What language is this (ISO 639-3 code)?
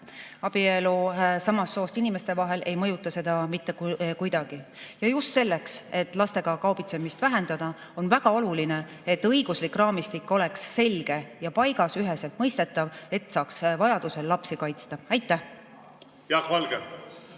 est